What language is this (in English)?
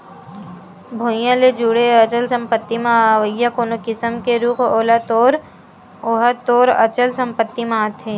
Chhattisgarhi